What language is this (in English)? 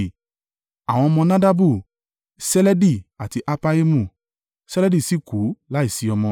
Yoruba